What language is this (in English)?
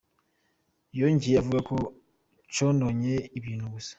Kinyarwanda